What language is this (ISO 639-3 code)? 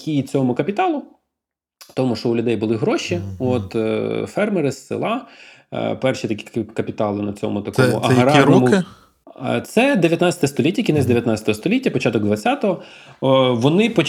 ukr